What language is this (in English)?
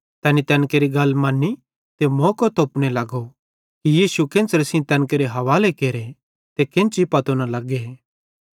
Bhadrawahi